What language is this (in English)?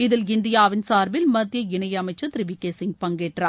Tamil